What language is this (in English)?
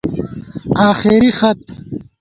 Gawar-Bati